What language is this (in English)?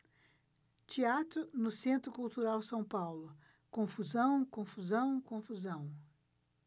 Portuguese